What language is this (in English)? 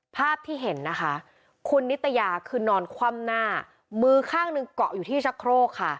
Thai